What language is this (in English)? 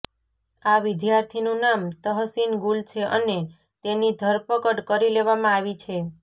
Gujarati